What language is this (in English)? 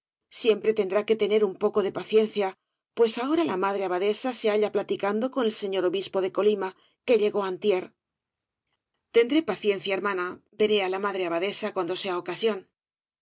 Spanish